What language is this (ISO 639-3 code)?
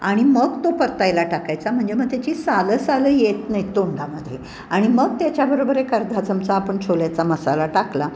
mar